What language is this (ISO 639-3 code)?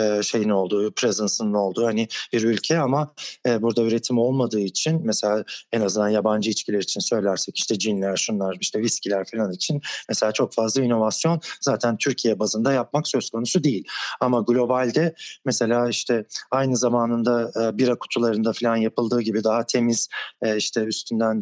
tur